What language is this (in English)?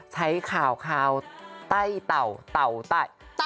Thai